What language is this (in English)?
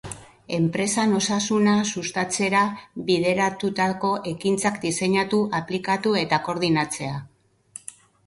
Basque